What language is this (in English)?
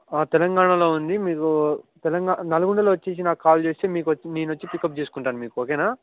Telugu